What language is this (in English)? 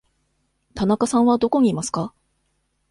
Japanese